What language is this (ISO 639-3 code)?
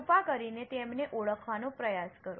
guj